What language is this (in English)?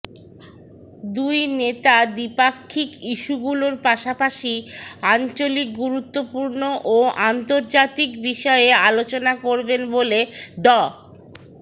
Bangla